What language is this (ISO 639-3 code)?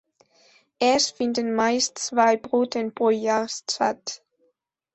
deu